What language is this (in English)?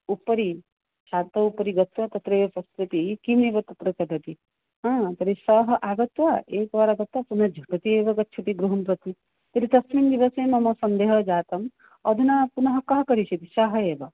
Sanskrit